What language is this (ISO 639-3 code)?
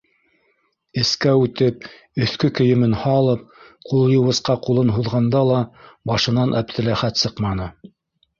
bak